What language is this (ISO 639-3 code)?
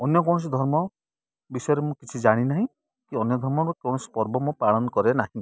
ori